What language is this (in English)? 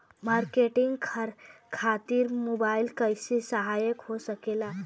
Bhojpuri